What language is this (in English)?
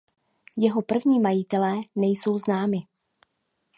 Czech